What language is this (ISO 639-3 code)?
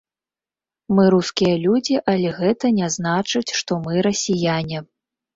bel